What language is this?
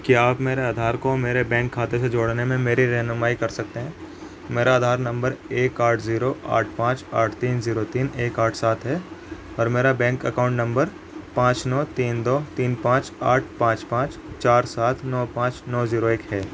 Urdu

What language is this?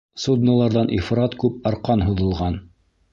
Bashkir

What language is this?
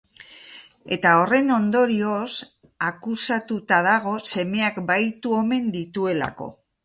Basque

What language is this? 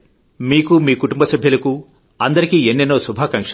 Telugu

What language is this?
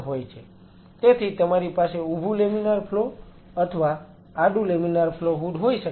Gujarati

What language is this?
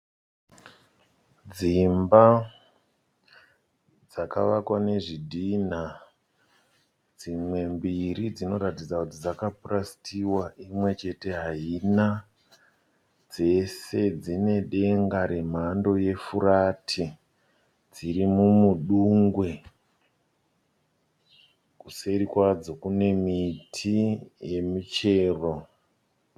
Shona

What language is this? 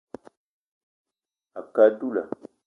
Eton (Cameroon)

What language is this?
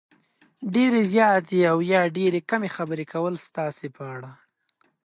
Pashto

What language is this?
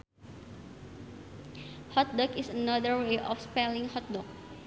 Sundanese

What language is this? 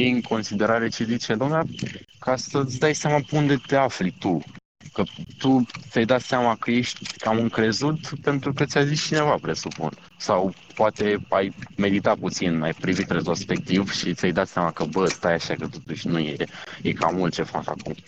Romanian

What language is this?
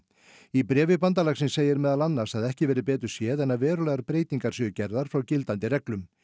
Icelandic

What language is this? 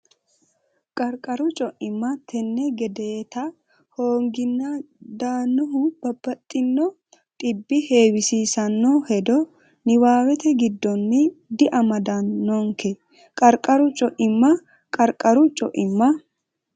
Sidamo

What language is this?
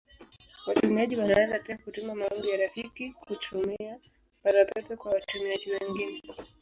Swahili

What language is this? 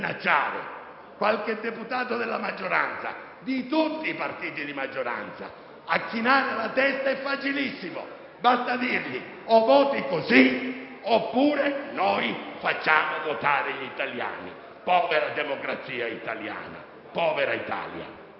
Italian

